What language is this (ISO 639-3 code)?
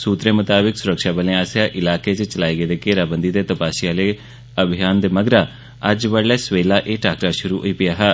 doi